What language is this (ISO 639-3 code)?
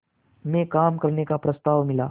hin